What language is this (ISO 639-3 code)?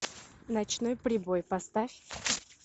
rus